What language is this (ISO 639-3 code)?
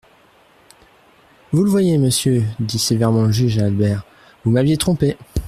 fra